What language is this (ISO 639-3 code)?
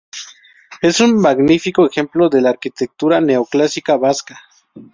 spa